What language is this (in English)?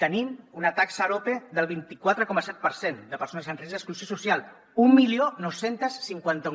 Catalan